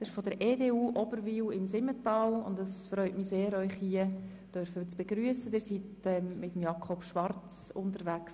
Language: Swiss German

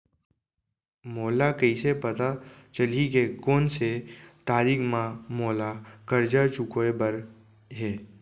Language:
Chhattisgarhi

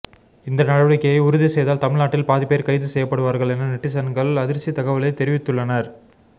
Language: Tamil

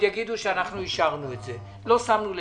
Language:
Hebrew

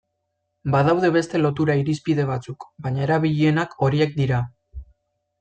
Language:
Basque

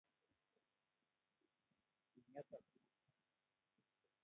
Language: Kalenjin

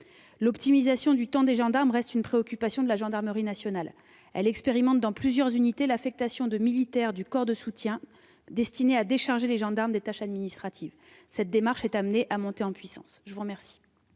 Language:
French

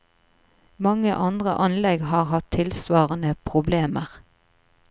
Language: Norwegian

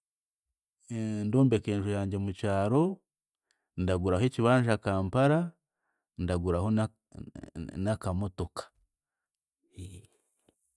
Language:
Chiga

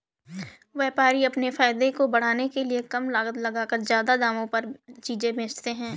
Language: Hindi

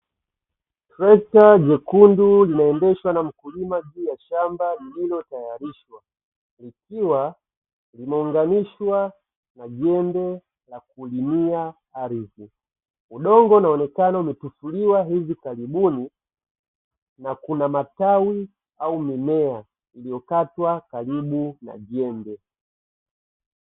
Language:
Swahili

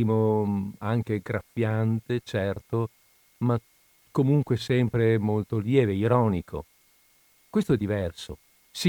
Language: Italian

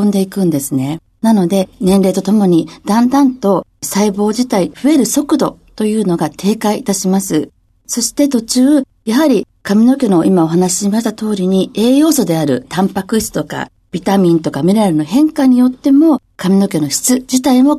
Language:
Japanese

